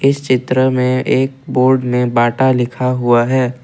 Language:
Hindi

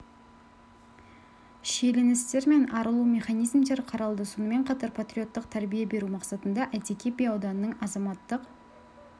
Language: Kazakh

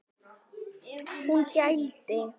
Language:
Icelandic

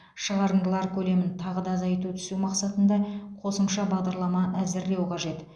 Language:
Kazakh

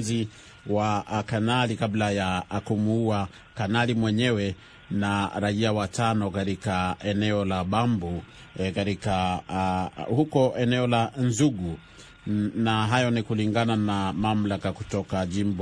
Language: Swahili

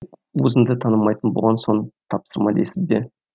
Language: Kazakh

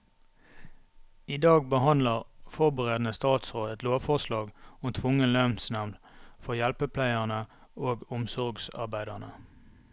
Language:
Norwegian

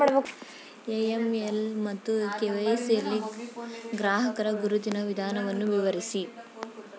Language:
Kannada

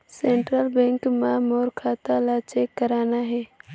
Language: Chhattisgarhi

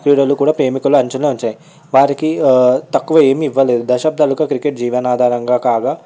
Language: Telugu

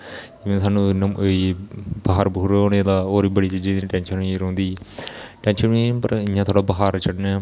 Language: Dogri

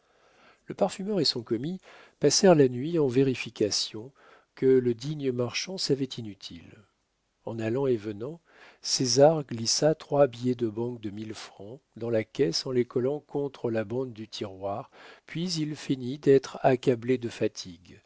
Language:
French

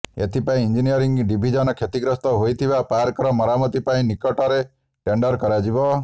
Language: Odia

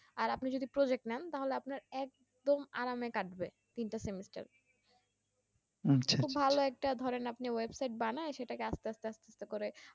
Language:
Bangla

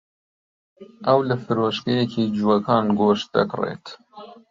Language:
Central Kurdish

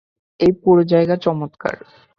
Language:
Bangla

